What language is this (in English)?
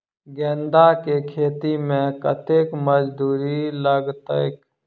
Maithili